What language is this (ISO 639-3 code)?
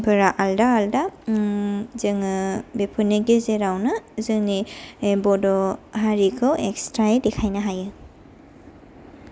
brx